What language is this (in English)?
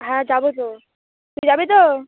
Bangla